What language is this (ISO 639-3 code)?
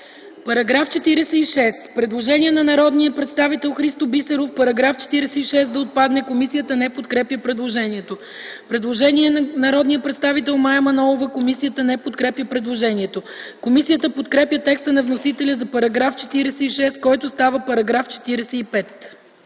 bul